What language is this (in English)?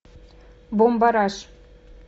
Russian